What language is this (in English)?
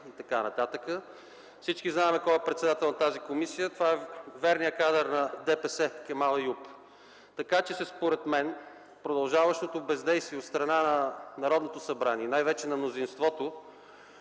Bulgarian